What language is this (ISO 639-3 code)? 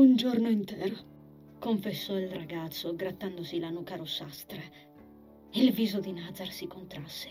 ita